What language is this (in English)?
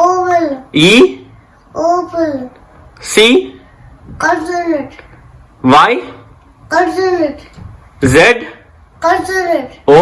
English